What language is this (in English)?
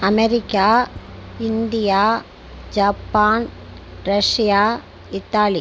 Tamil